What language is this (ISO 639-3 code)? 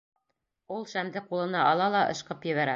bak